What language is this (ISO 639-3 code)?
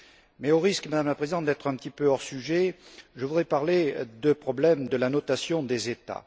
fra